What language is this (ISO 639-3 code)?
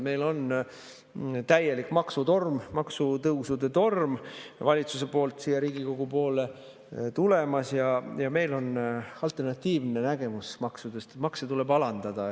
est